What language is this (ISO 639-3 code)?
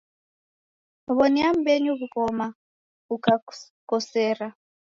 dav